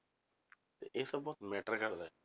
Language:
Punjabi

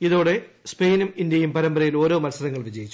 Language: Malayalam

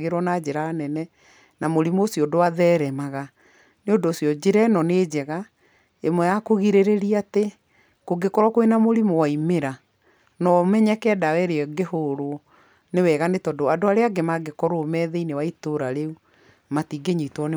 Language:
Kikuyu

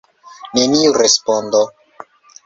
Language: Esperanto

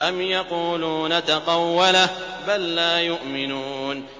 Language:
Arabic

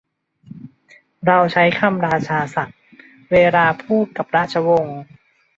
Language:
Thai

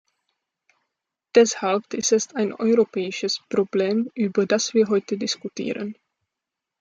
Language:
German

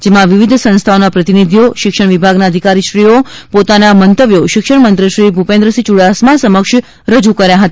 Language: Gujarati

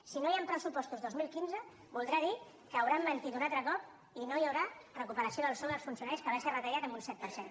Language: Catalan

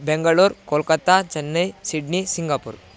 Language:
Sanskrit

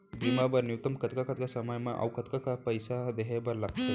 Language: Chhattisgarhi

